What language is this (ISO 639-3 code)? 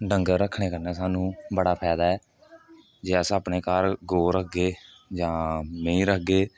doi